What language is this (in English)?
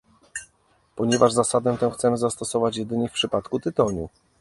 Polish